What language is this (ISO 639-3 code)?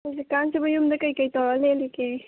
mni